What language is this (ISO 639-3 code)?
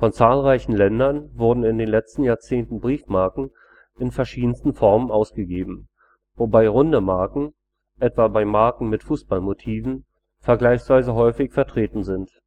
deu